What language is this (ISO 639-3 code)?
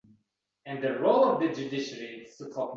uzb